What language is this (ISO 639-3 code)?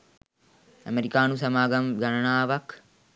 sin